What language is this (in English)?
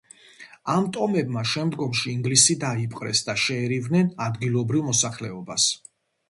Georgian